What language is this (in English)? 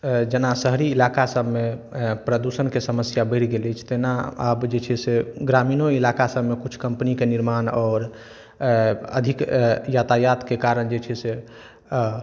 Maithili